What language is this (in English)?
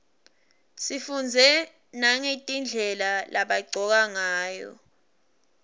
Swati